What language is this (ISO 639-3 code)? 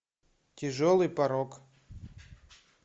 rus